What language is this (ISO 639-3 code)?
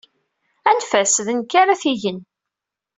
kab